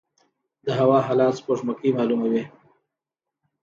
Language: Pashto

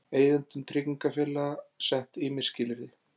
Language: Icelandic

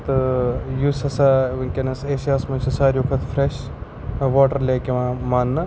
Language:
Kashmiri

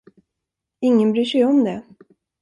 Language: Swedish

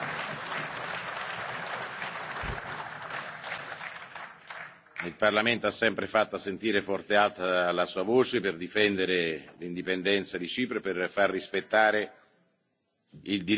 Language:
Italian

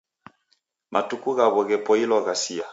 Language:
Taita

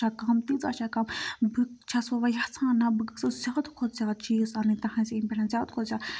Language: Kashmiri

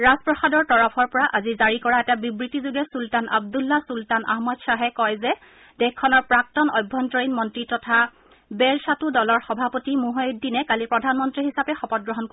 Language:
Assamese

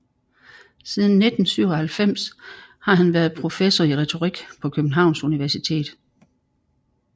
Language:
Danish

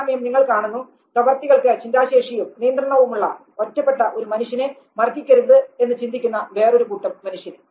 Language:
Malayalam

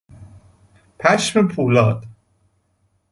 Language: Persian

